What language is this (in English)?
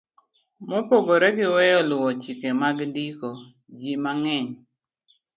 Luo (Kenya and Tanzania)